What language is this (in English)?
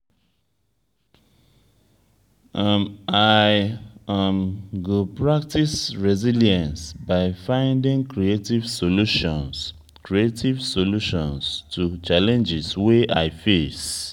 Nigerian Pidgin